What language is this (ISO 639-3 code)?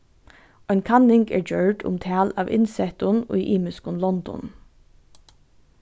fao